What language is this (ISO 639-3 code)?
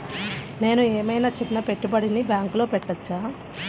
tel